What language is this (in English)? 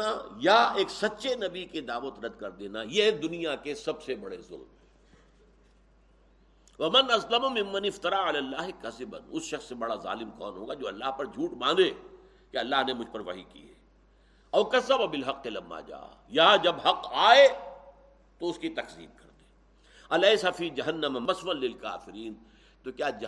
Urdu